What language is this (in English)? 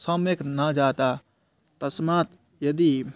Sanskrit